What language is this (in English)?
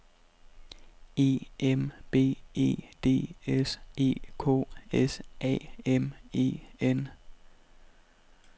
Danish